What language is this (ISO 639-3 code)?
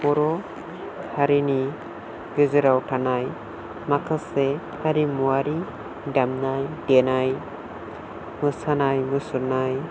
brx